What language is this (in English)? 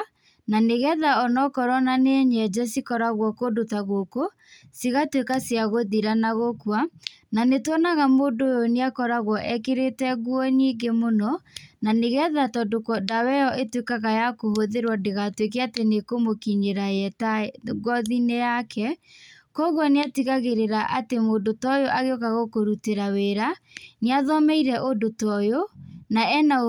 Kikuyu